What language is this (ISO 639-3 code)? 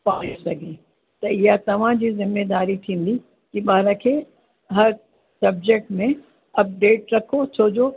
snd